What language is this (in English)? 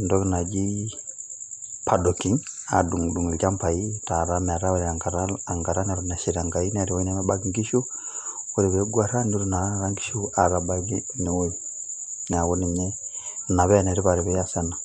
Masai